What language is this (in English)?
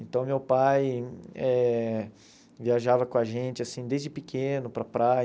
Portuguese